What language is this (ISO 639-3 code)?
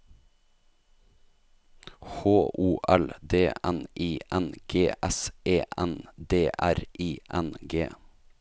nor